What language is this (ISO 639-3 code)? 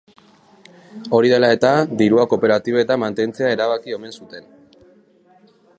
eus